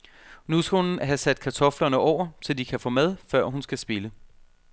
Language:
Danish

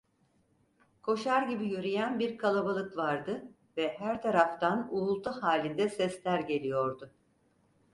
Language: Turkish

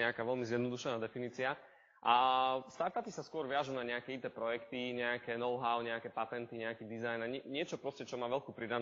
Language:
Slovak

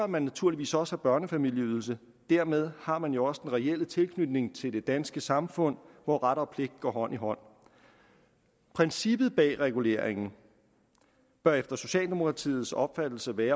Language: Danish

